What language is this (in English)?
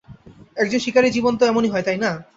Bangla